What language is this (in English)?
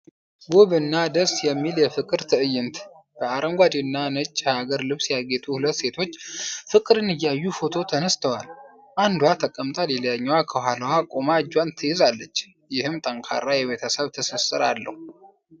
Amharic